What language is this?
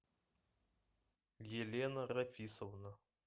Russian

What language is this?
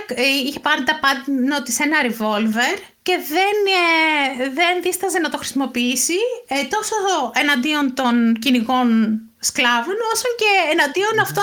Greek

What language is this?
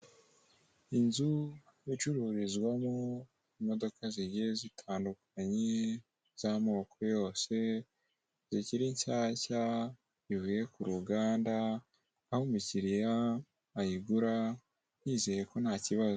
Kinyarwanda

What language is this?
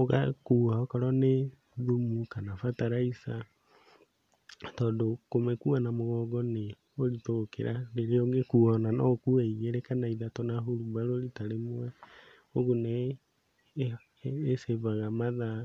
Kikuyu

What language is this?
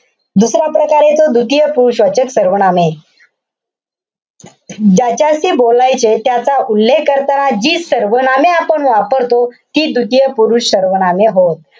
Marathi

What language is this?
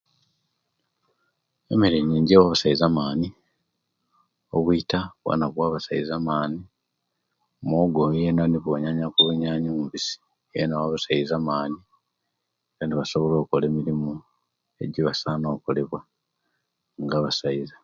Kenyi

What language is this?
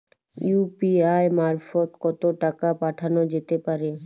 Bangla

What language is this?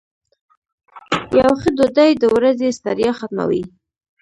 Pashto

